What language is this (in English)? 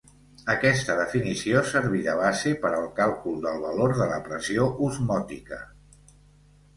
Catalan